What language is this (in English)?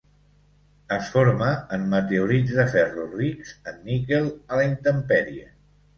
Catalan